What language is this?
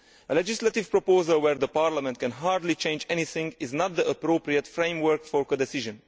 English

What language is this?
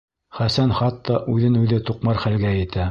Bashkir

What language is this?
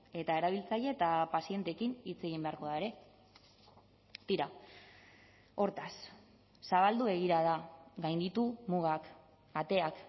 Basque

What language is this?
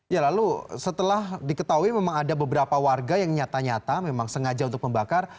Indonesian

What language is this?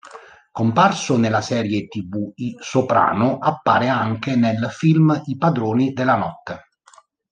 Italian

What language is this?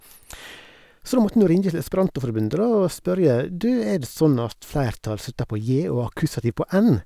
Norwegian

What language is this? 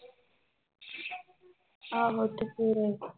Punjabi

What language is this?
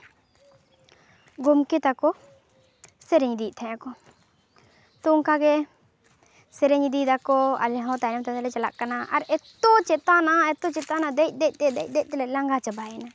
Santali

